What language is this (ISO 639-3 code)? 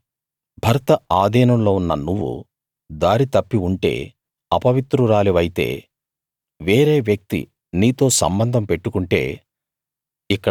tel